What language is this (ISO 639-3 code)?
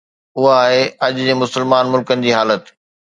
snd